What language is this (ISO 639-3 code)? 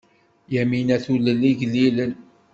kab